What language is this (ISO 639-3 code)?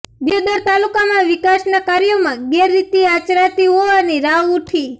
guj